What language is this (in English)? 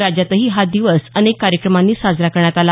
Marathi